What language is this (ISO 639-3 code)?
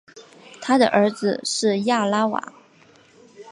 zho